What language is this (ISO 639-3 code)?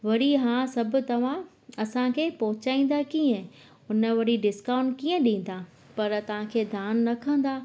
snd